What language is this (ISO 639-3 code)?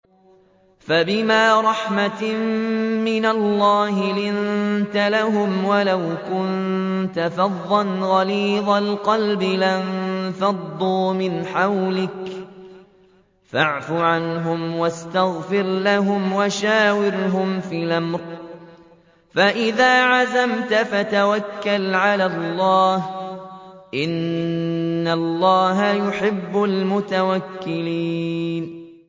ara